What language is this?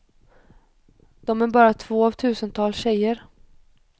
Swedish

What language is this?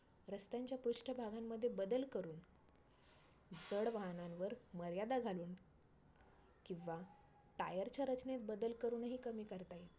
Marathi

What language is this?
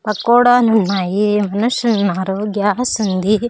Telugu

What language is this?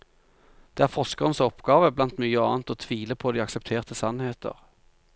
Norwegian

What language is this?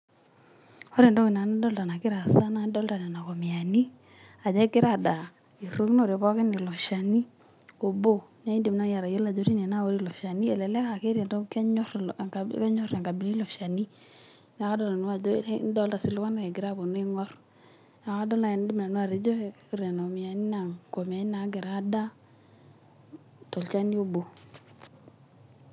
Masai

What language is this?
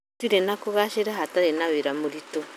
Kikuyu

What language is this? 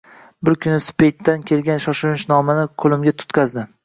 Uzbek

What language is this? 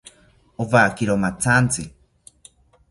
South Ucayali Ashéninka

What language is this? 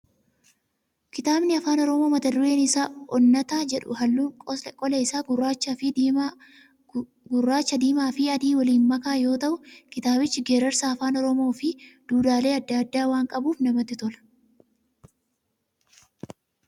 Oromo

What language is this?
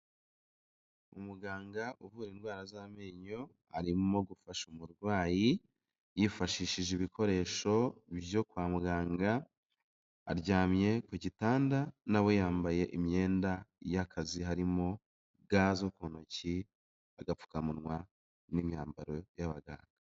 Kinyarwanda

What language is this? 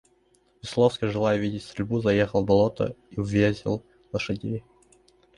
Russian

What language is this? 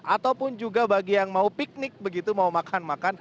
Indonesian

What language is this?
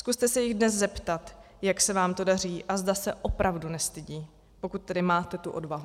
Czech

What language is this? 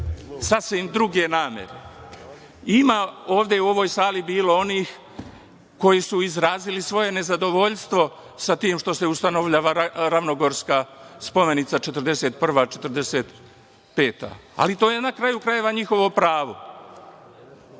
Serbian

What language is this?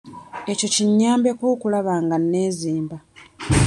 Ganda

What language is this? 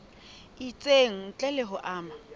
Southern Sotho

